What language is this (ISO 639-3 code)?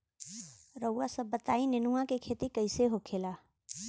bho